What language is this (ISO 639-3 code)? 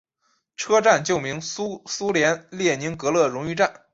zho